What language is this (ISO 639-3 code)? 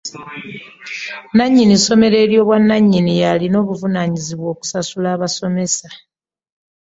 lug